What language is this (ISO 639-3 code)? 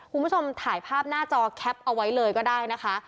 tha